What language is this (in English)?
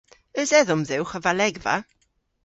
Cornish